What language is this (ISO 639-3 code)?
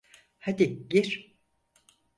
tur